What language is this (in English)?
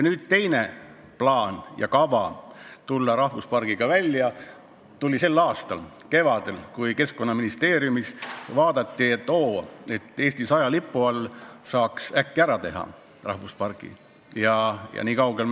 Estonian